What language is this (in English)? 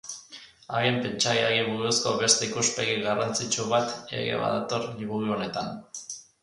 Basque